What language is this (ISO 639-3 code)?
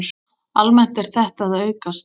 isl